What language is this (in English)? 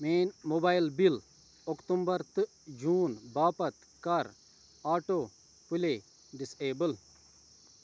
Kashmiri